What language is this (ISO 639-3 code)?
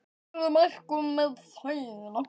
isl